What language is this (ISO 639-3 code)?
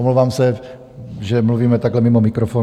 ces